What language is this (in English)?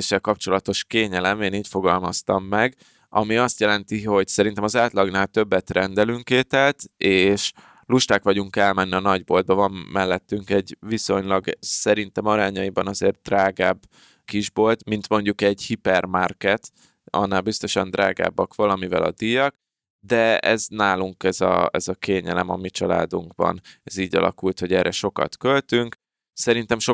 Hungarian